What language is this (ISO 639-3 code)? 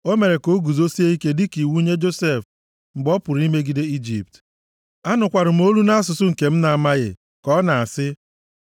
ibo